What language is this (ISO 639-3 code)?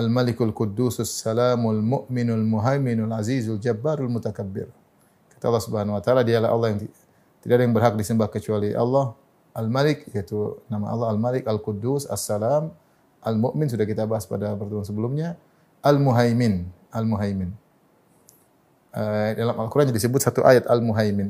ind